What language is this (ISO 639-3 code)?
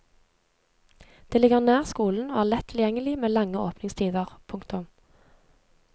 nor